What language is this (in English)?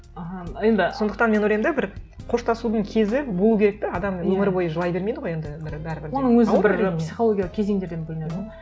Kazakh